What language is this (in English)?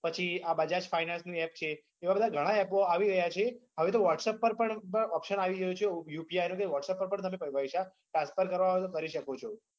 Gujarati